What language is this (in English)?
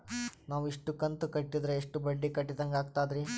Kannada